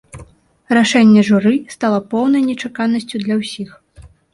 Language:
Belarusian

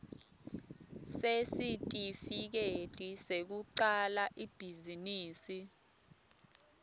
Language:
Swati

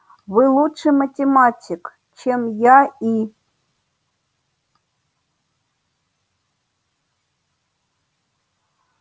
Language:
Russian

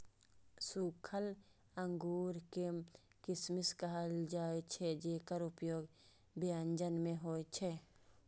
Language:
Maithili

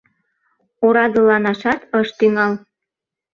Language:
Mari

